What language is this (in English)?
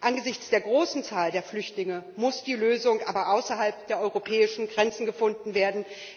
German